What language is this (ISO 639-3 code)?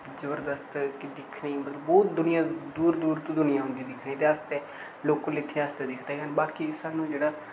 doi